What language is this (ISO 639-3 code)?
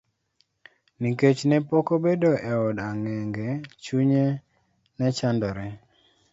luo